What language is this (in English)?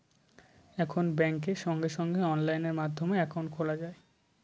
Bangla